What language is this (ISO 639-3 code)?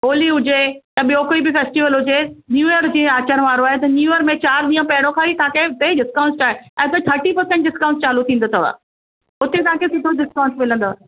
snd